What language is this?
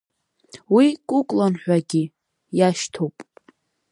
Abkhazian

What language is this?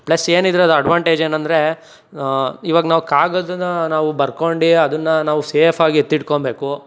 Kannada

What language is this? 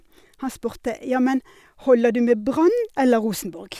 Norwegian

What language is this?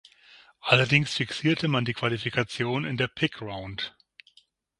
German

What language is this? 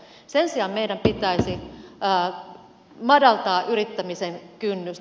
Finnish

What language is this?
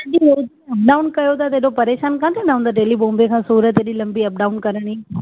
Sindhi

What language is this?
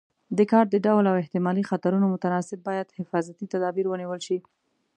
Pashto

